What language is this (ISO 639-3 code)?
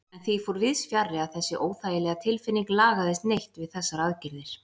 isl